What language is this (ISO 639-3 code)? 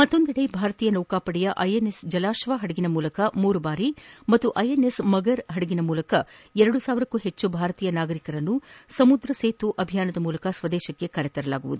kan